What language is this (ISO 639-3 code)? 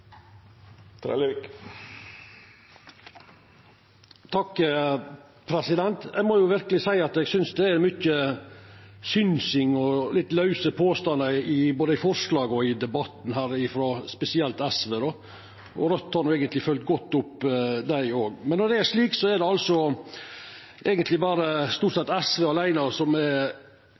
nor